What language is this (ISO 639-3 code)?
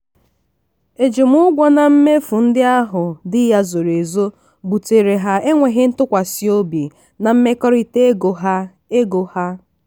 ibo